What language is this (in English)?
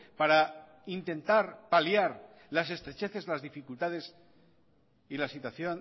Spanish